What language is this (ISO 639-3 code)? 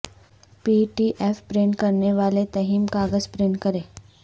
urd